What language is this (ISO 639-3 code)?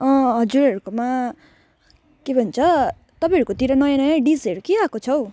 nep